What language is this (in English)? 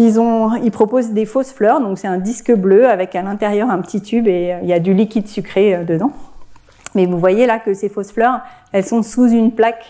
French